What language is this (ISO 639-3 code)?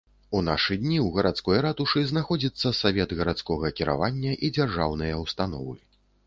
bel